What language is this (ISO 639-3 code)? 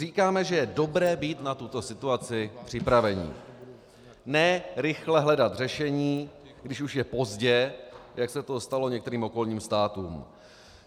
ces